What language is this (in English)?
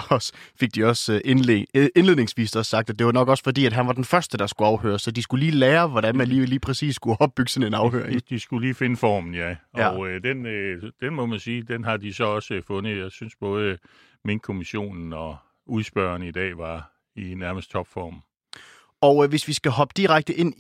Danish